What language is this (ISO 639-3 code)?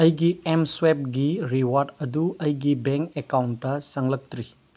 mni